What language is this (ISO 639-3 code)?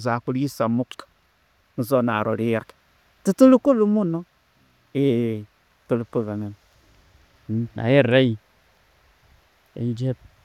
ttj